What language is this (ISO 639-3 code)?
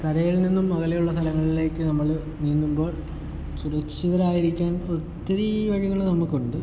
mal